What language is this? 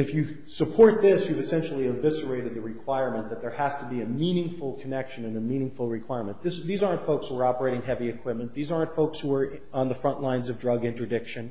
English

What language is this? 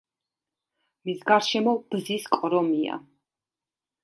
Georgian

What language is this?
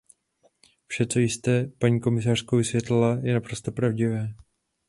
Czech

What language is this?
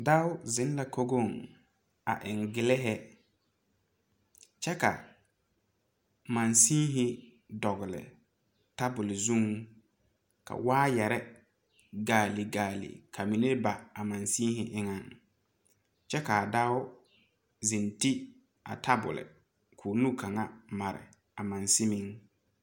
Southern Dagaare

